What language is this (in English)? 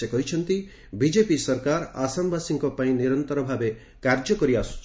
Odia